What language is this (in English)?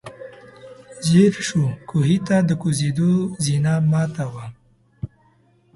Pashto